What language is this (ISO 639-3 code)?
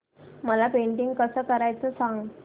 mar